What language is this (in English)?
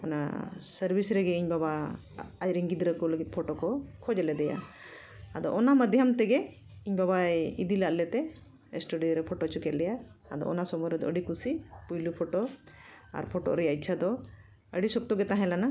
Santali